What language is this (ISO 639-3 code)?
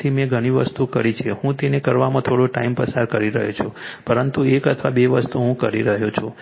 guj